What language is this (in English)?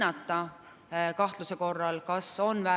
Estonian